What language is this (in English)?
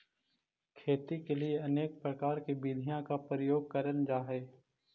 Magahi